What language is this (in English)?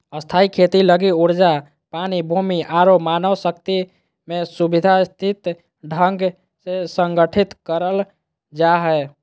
Magahi